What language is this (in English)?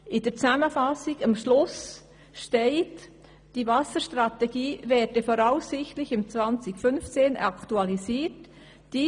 Swiss German